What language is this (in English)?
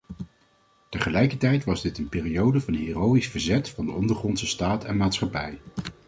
Dutch